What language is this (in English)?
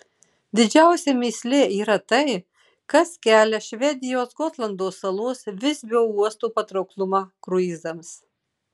Lithuanian